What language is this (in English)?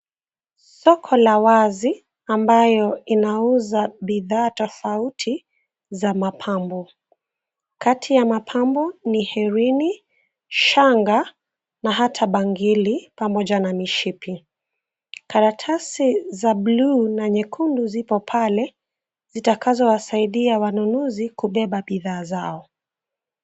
Swahili